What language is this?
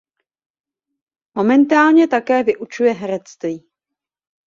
Czech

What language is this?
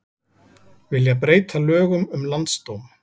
Icelandic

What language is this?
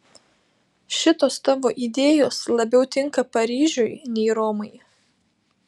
Lithuanian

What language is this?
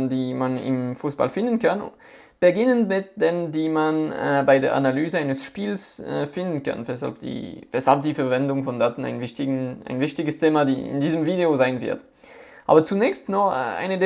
German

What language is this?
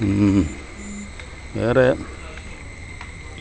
Malayalam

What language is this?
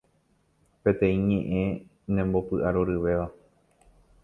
Guarani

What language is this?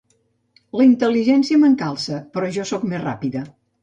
Catalan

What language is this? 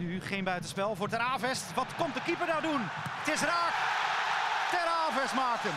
Dutch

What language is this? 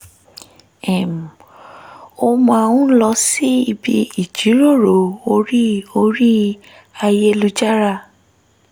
Yoruba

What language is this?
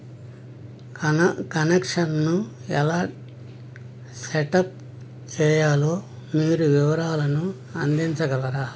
Telugu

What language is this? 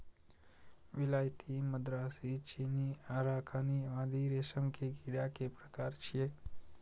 Maithili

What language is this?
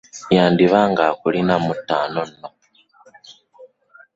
Ganda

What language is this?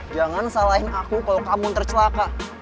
Indonesian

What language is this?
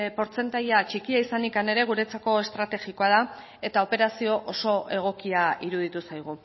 Basque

